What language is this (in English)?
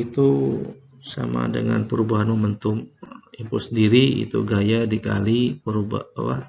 Indonesian